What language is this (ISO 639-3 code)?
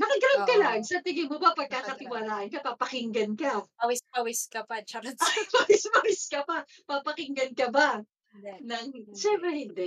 fil